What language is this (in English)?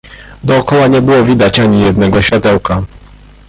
Polish